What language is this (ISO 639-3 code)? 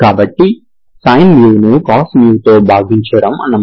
tel